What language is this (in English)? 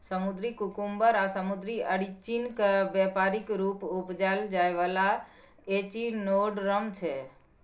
Maithili